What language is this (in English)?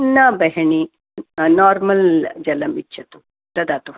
Sanskrit